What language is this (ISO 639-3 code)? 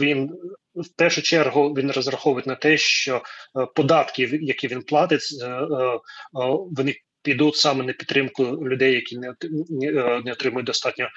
ukr